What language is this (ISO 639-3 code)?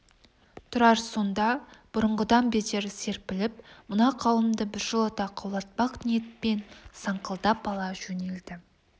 kaz